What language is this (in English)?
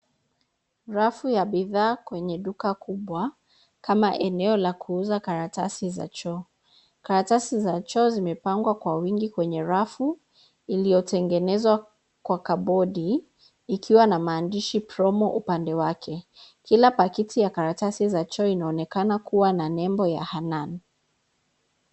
Swahili